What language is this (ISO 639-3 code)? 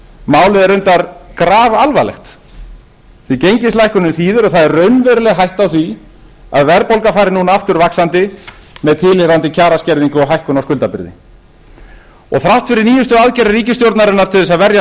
isl